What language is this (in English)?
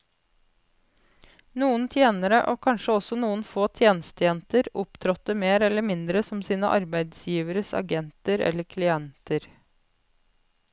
Norwegian